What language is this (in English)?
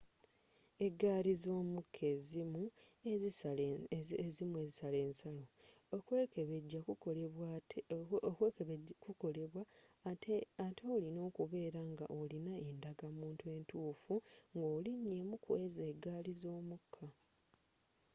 Ganda